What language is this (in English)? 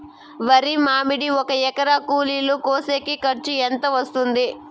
Telugu